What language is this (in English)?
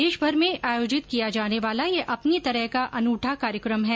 Hindi